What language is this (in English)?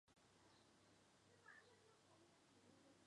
Chinese